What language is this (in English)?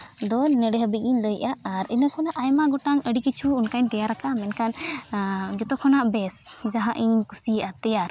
Santali